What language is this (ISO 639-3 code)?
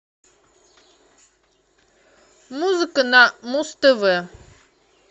rus